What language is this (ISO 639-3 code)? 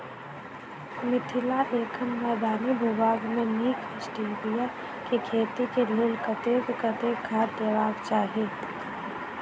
mai